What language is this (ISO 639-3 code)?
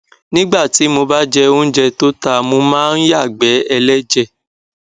yor